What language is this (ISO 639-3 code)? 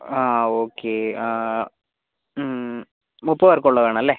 mal